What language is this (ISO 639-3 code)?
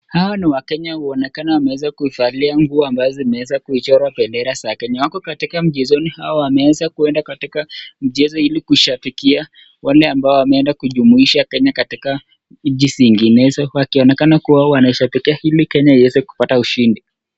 swa